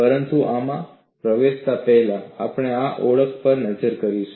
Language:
Gujarati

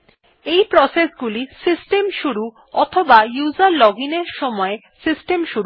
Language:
Bangla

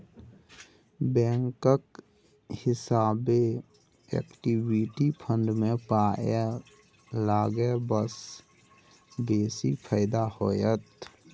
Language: Maithili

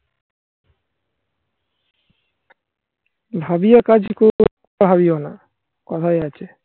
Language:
Bangla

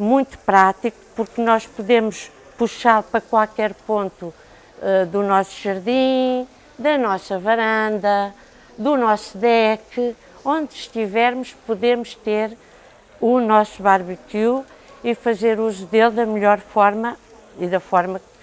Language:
Portuguese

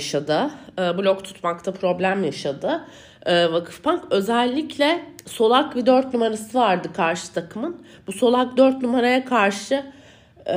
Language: Turkish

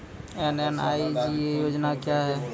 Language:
Maithili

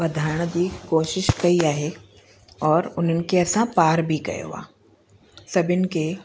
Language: Sindhi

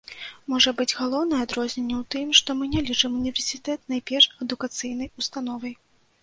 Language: Belarusian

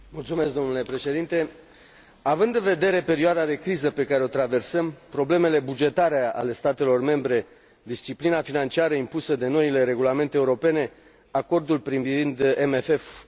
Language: Romanian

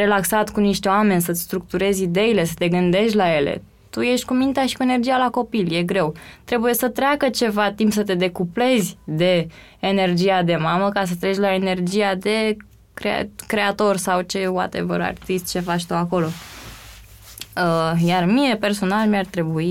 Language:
Romanian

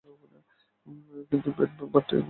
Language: Bangla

